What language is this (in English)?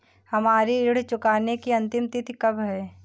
Hindi